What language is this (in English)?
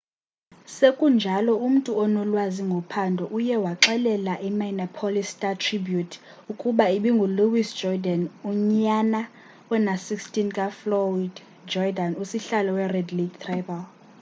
Xhosa